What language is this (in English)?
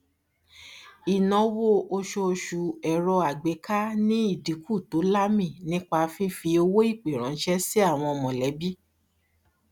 Yoruba